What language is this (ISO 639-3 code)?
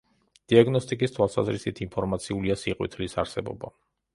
kat